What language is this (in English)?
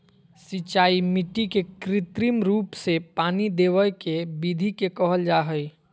Magahi